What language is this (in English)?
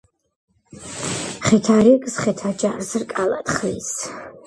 Georgian